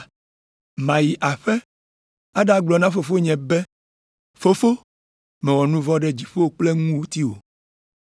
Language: Ewe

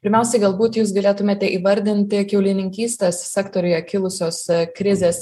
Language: Lithuanian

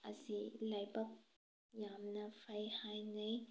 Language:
Manipuri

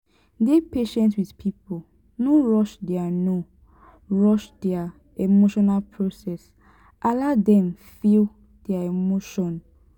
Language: Nigerian Pidgin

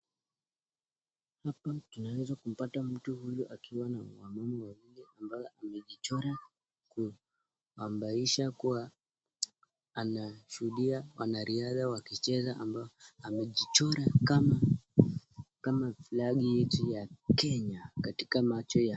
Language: Swahili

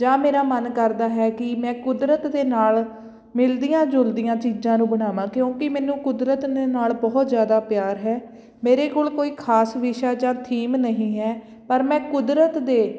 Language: Punjabi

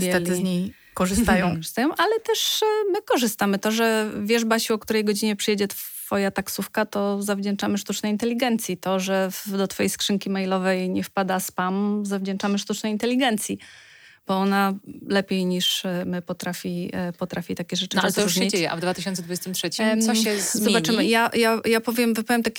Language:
Polish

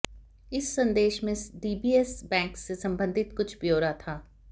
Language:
Hindi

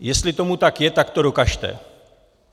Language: Czech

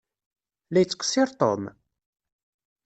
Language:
Kabyle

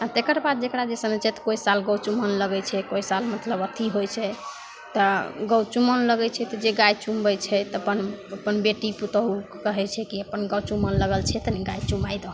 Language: Maithili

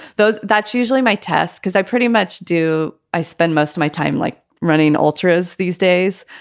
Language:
English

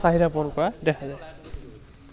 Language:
Assamese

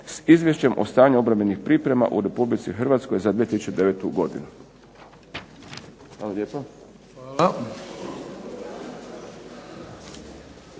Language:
Croatian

